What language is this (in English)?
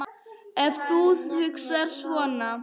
Icelandic